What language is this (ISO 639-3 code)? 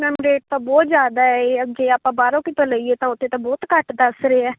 pan